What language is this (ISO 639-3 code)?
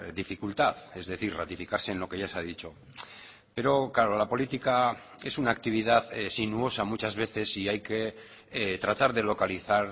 spa